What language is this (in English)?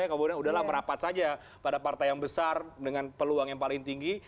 Indonesian